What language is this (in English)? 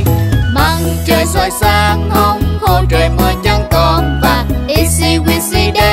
Vietnamese